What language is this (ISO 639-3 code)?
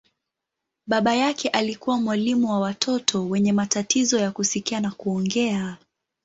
swa